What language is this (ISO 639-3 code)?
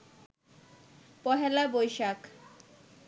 ben